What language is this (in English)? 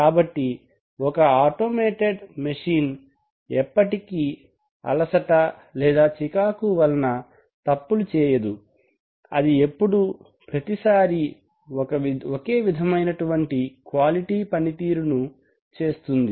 Telugu